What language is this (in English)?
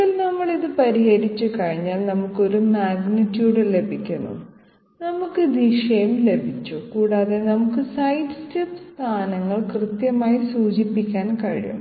Malayalam